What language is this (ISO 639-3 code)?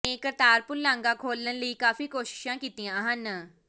pan